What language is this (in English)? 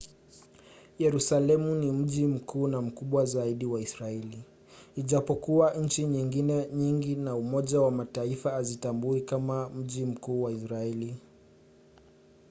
Swahili